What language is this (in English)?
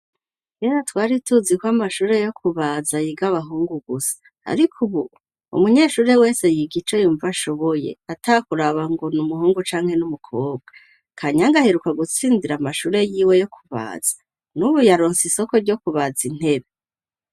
Rundi